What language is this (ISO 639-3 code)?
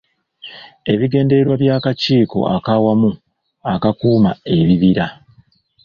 lug